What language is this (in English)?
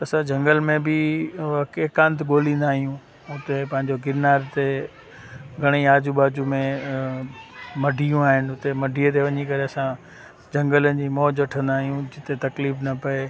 Sindhi